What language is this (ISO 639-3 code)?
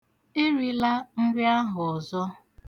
ibo